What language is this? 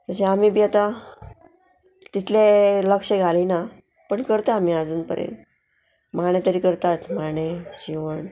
Konkani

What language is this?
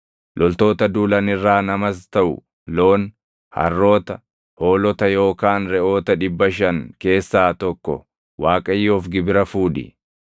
Oromo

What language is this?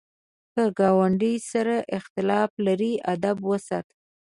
Pashto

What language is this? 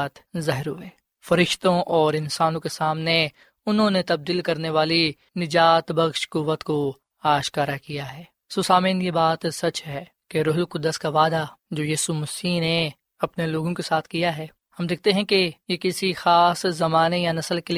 Urdu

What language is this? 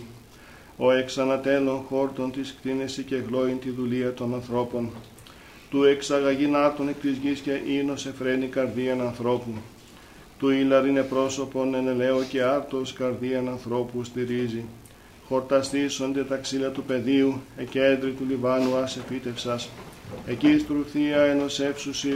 Greek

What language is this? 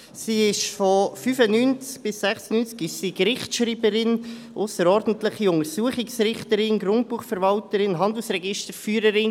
Swiss German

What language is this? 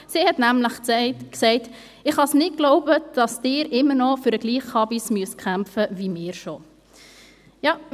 Swiss German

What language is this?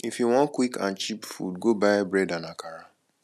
Nigerian Pidgin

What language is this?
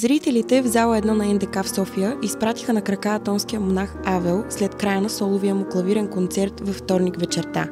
Bulgarian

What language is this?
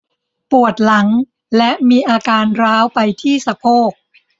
Thai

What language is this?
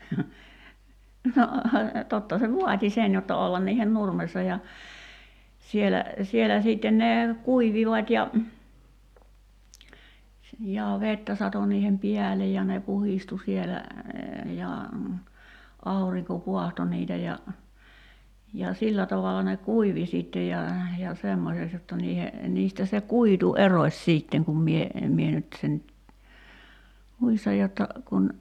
Finnish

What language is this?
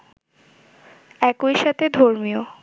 Bangla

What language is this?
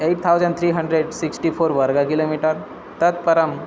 Sanskrit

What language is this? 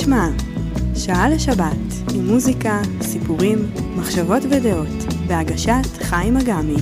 Hebrew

